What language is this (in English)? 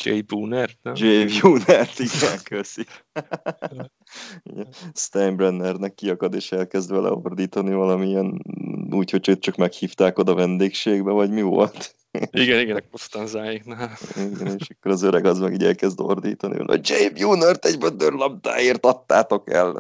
Hungarian